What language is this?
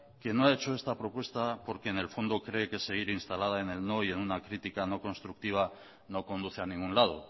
Spanish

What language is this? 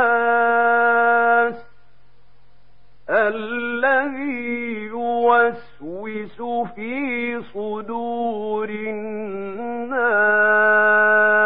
Arabic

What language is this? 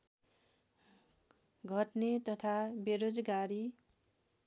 Nepali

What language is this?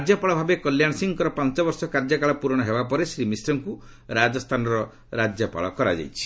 Odia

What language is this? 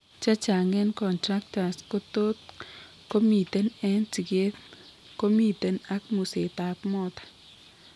Kalenjin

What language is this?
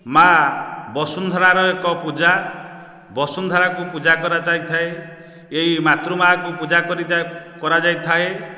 Odia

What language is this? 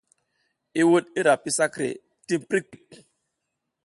South Giziga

